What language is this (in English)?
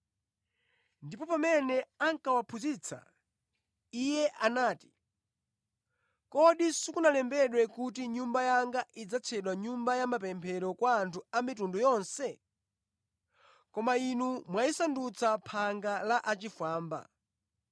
Nyanja